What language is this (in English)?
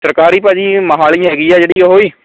Punjabi